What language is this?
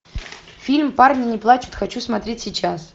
Russian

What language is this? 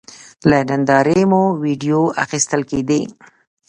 Pashto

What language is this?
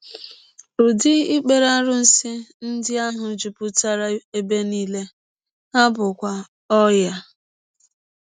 Igbo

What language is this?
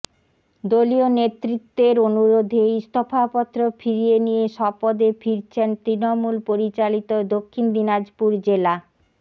Bangla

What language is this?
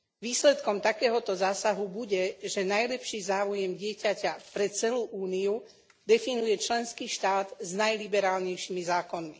Slovak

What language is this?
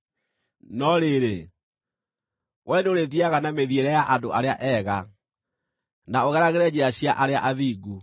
Kikuyu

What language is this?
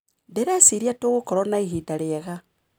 Kikuyu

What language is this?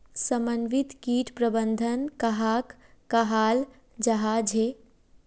Magahi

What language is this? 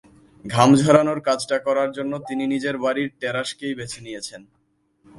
Bangla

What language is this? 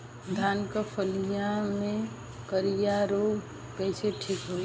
Bhojpuri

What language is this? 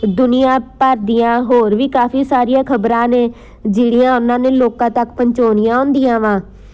Punjabi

